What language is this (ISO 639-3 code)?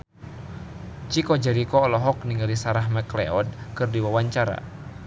sun